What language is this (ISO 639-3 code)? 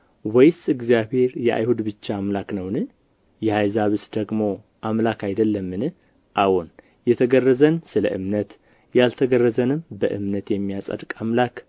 amh